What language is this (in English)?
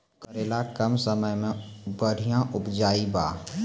Maithili